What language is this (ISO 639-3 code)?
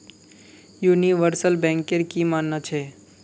mag